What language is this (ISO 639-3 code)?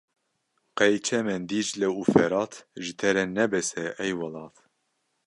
kur